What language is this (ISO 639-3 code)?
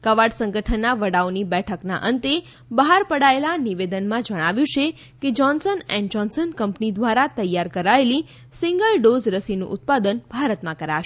guj